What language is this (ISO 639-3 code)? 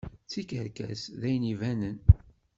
kab